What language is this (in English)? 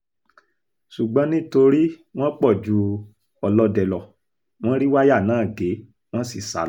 Yoruba